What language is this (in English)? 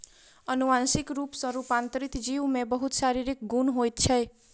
Maithili